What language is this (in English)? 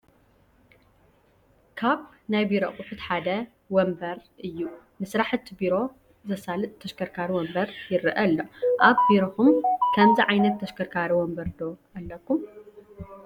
Tigrinya